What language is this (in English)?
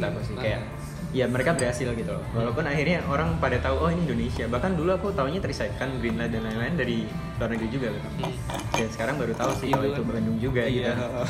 Indonesian